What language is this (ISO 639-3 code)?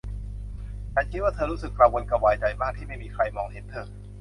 tha